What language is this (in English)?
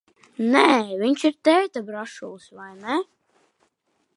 Latvian